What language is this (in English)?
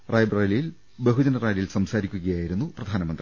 Malayalam